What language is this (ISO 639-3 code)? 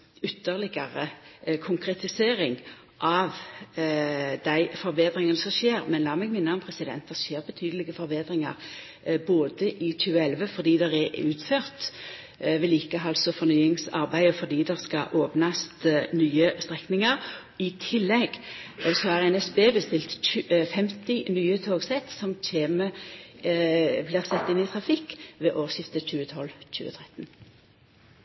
nno